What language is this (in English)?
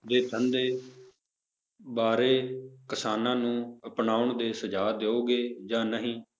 Punjabi